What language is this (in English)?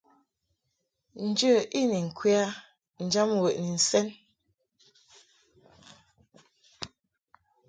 Mungaka